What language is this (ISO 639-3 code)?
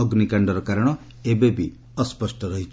ori